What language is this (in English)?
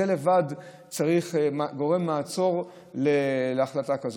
Hebrew